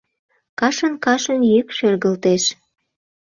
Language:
Mari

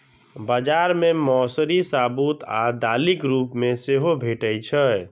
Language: Maithili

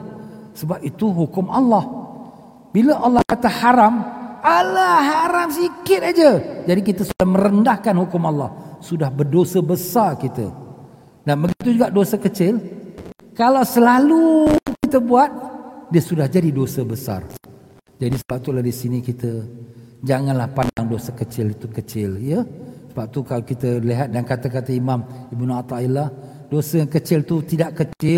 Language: Malay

